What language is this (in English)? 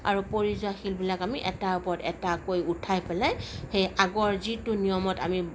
Assamese